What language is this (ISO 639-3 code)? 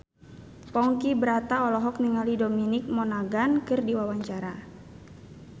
sun